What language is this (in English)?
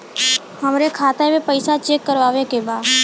Bhojpuri